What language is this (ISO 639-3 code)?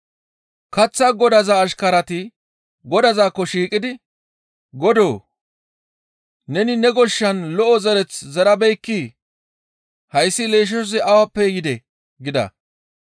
gmv